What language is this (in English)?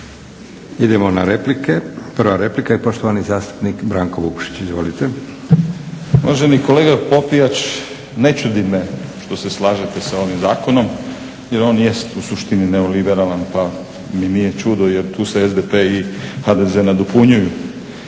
Croatian